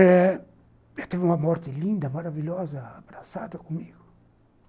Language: Portuguese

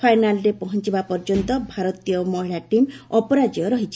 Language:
Odia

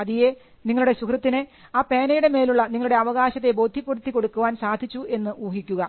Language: Malayalam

